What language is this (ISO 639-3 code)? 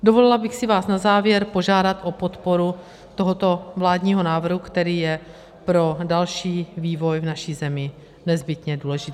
ces